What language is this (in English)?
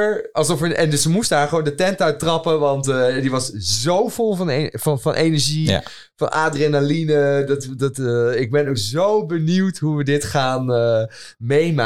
Dutch